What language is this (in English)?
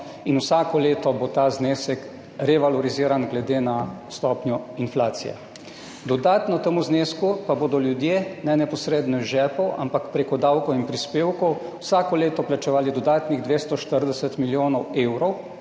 Slovenian